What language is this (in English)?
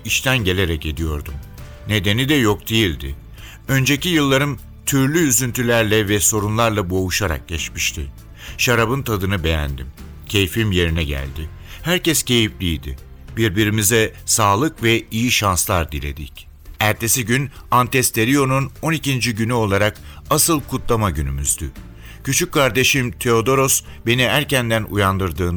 Turkish